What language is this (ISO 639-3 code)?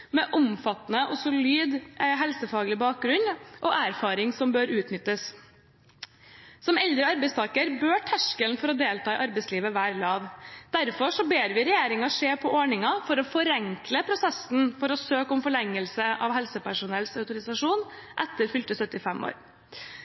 nob